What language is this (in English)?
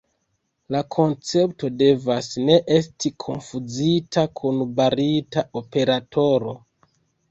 Esperanto